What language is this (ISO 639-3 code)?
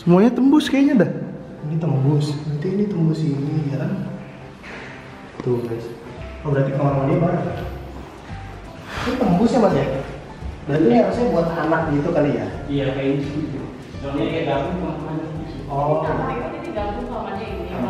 ind